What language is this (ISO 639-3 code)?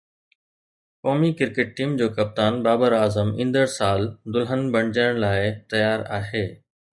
snd